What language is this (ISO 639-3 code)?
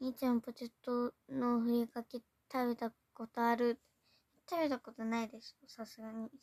jpn